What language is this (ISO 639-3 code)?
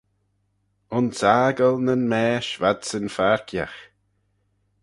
glv